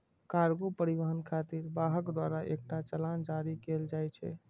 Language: Maithili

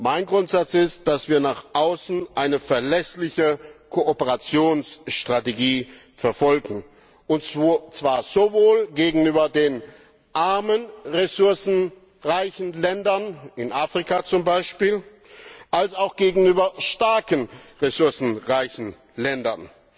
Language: German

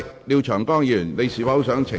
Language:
Cantonese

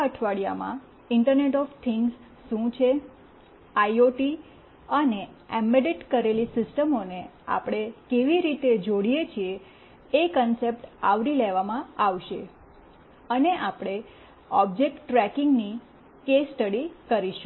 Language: Gujarati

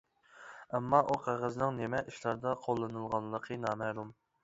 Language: Uyghur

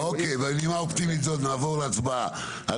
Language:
Hebrew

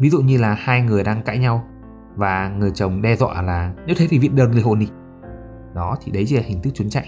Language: Vietnamese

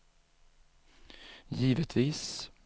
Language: Swedish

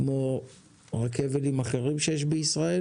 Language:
Hebrew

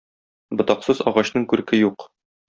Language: Tatar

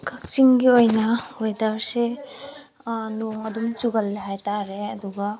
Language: Manipuri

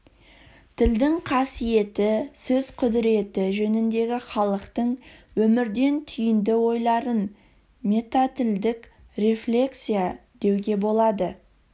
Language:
Kazakh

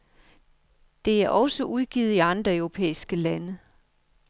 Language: Danish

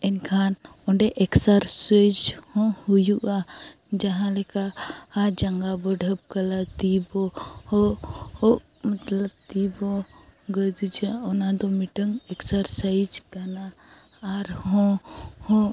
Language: Santali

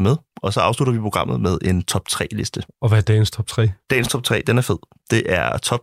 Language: Danish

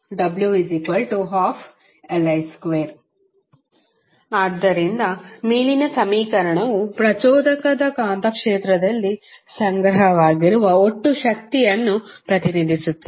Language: Kannada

